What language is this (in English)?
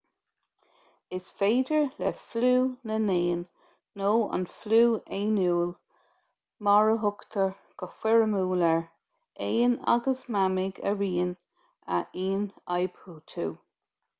Irish